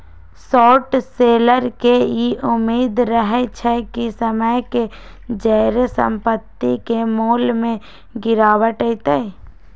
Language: Magahi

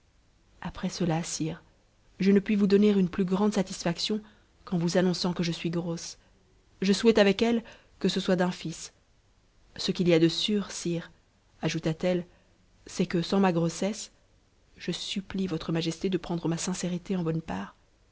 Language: French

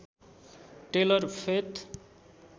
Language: Nepali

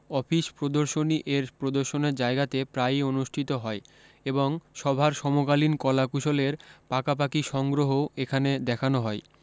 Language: Bangla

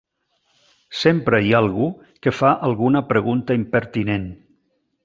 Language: Catalan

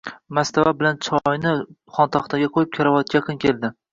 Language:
Uzbek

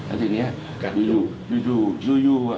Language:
Thai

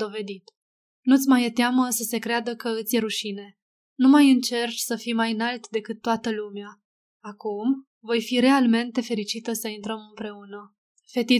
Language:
Romanian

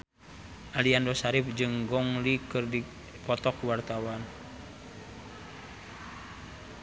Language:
Sundanese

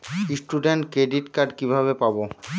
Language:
Bangla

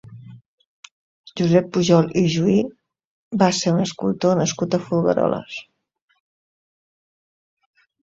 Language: Catalan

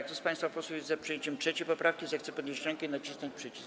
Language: Polish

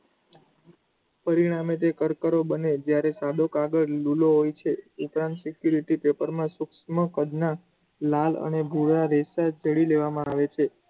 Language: Gujarati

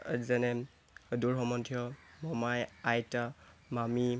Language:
Assamese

